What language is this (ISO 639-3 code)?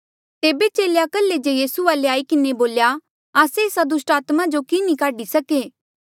mjl